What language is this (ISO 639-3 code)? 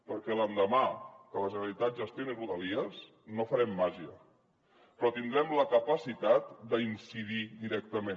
cat